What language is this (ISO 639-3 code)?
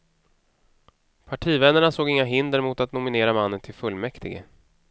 swe